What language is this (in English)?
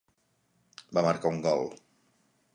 Catalan